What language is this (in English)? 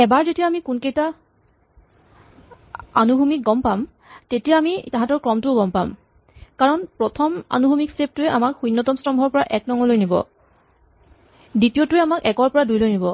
Assamese